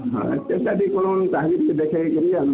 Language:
Odia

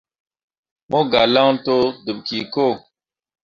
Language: Mundang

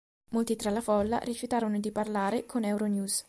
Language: Italian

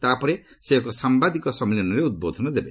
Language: Odia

